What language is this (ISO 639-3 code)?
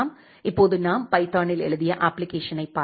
tam